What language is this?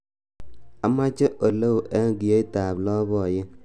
Kalenjin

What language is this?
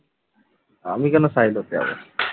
Bangla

